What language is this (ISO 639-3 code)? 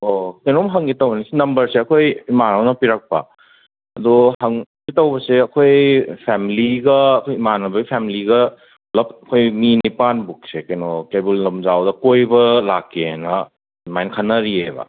mni